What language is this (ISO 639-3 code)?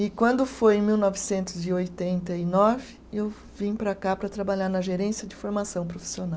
por